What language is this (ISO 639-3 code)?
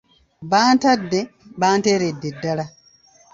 lug